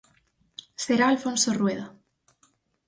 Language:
Galician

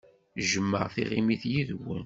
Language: Kabyle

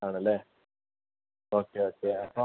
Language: Malayalam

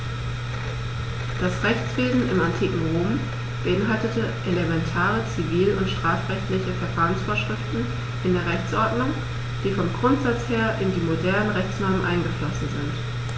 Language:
German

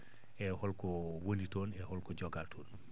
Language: Fula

